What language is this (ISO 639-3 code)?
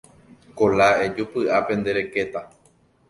grn